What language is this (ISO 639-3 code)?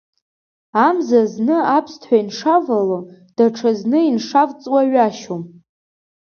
abk